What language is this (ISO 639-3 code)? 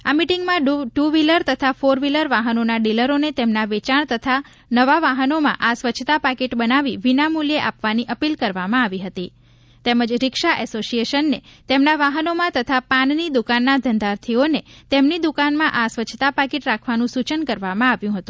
guj